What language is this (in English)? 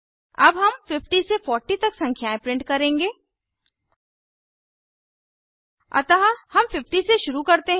Hindi